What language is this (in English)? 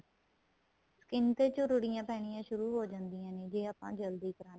Punjabi